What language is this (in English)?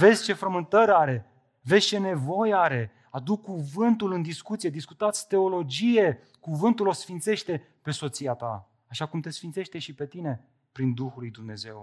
Romanian